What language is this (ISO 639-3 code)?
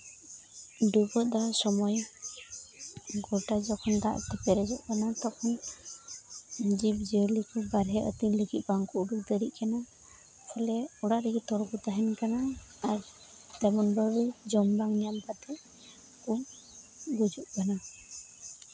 sat